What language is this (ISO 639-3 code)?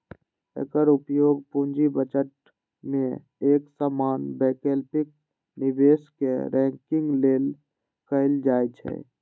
mai